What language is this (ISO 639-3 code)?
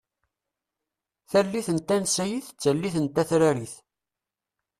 kab